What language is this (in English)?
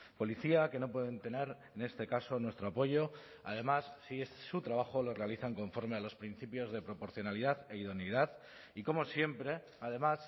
Spanish